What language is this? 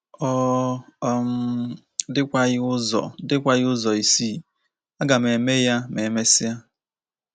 Igbo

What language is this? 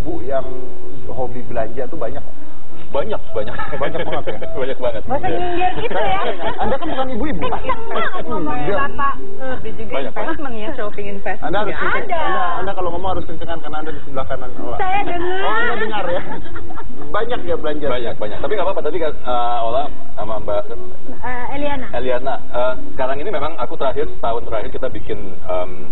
Indonesian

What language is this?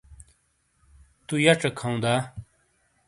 Shina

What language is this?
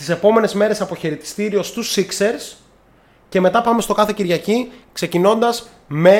Greek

